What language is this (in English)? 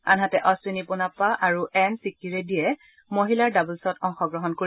Assamese